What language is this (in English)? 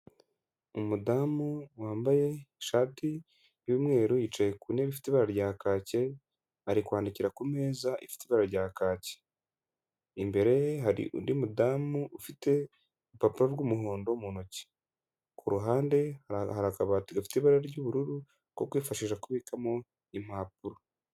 Kinyarwanda